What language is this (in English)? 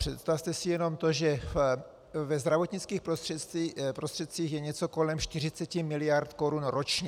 Czech